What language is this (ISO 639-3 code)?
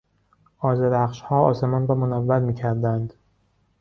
fas